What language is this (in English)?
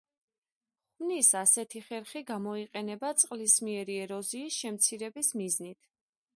Georgian